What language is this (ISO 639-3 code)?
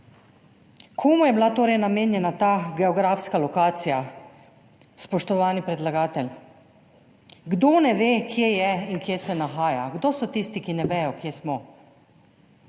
slv